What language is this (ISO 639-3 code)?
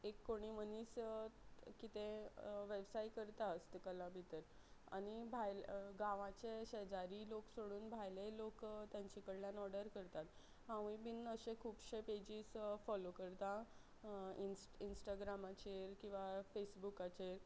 kok